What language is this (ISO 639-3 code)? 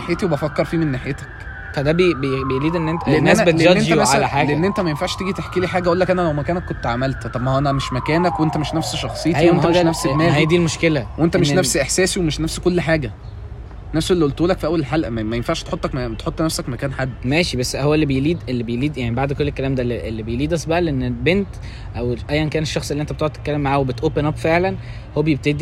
ara